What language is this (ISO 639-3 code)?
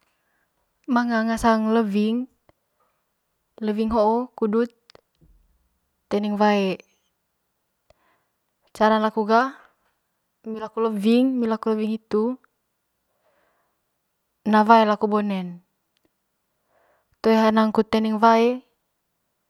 mqy